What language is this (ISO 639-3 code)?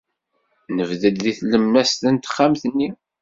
kab